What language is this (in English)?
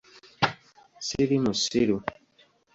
Ganda